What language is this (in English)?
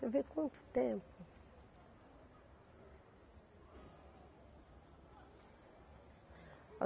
Portuguese